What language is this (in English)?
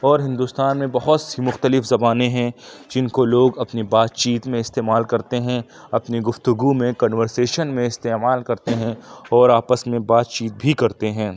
Urdu